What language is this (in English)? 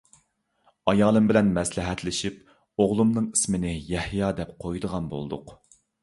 Uyghur